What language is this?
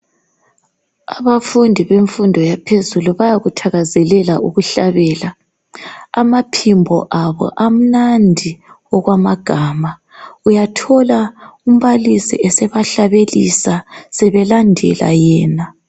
North Ndebele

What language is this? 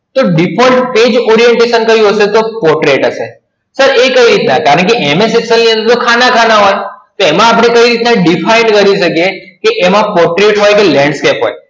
Gujarati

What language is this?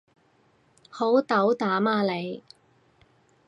Cantonese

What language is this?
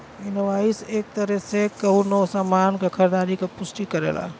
Bhojpuri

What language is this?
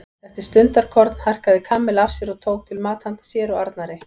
Icelandic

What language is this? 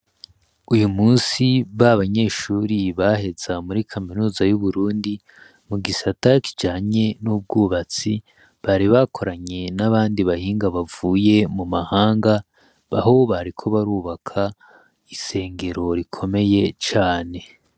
Rundi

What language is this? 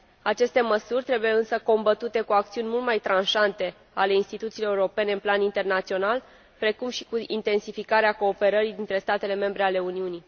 Romanian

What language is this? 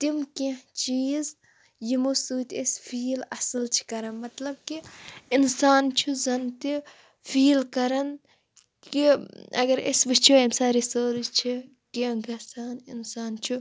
Kashmiri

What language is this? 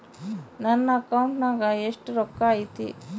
Kannada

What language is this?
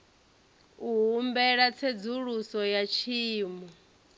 Venda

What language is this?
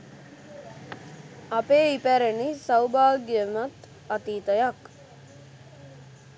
Sinhala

